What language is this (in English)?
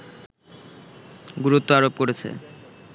Bangla